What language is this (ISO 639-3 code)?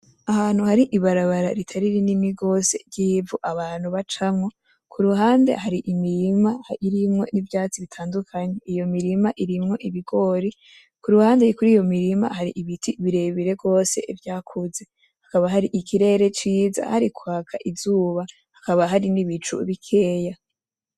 run